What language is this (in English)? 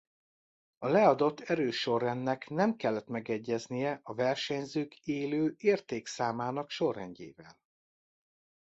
Hungarian